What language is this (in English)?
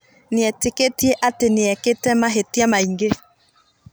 Kikuyu